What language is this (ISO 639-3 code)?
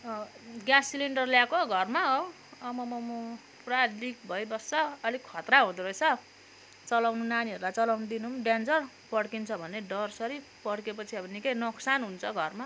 nep